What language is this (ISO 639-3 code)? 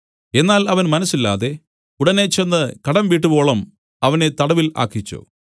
mal